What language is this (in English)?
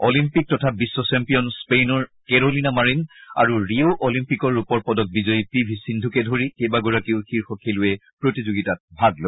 Assamese